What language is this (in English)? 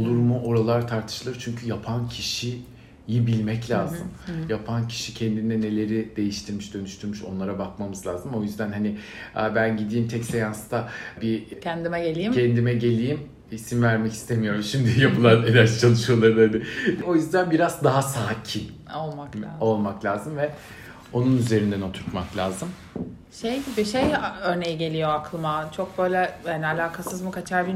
Turkish